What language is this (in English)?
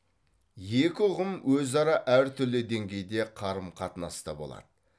Kazakh